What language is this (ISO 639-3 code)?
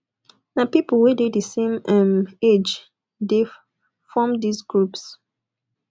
pcm